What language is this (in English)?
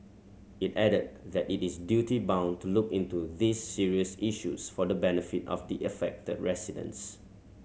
English